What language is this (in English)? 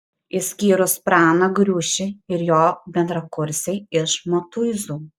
Lithuanian